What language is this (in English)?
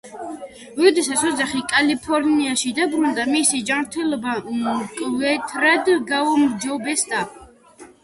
Georgian